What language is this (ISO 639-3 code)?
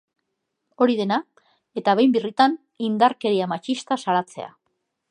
eus